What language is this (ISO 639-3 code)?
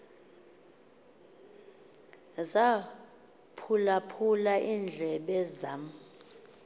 xho